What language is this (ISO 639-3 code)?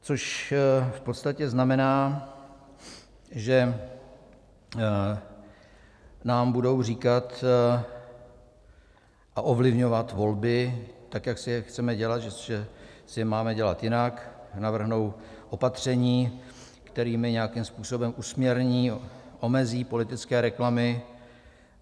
ces